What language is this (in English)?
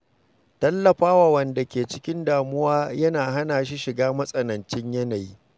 Hausa